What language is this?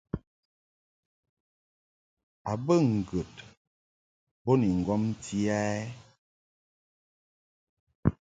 Mungaka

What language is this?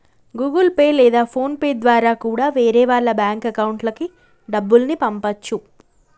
Telugu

